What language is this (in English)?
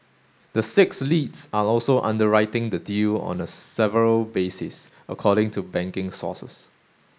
English